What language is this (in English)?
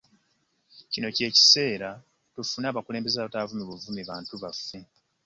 Ganda